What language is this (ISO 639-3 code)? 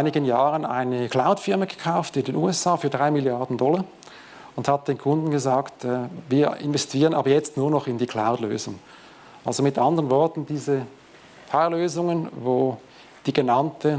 deu